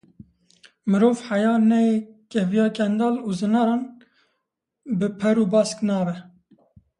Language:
Kurdish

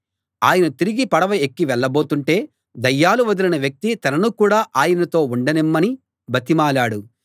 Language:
Telugu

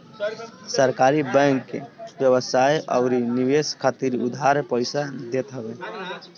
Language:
Bhojpuri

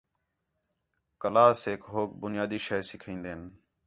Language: Khetrani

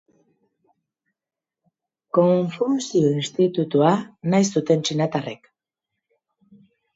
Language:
Basque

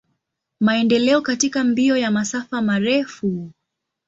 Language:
Swahili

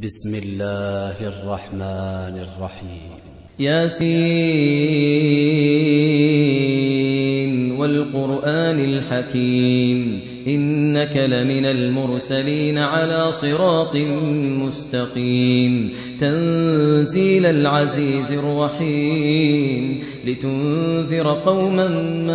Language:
Arabic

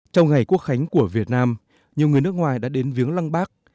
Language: Vietnamese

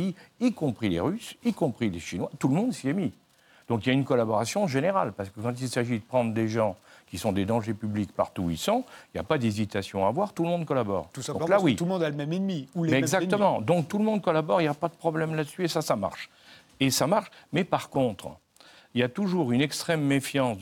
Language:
French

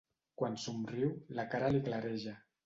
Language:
Catalan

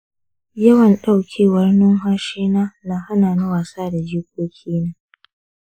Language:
Hausa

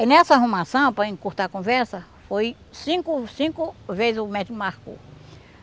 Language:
Portuguese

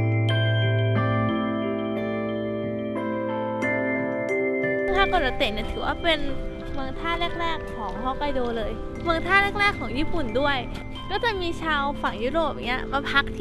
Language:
Thai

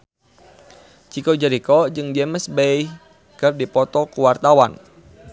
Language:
Sundanese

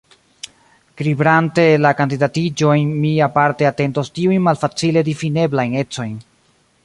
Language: Esperanto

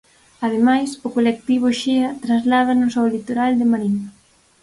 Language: Galician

